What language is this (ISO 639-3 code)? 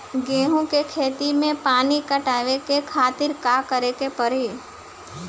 bho